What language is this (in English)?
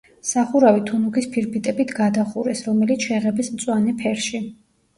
Georgian